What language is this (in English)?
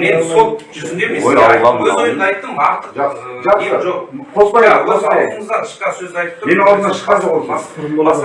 Turkish